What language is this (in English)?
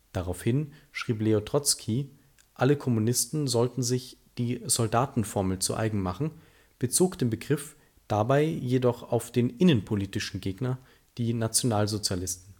German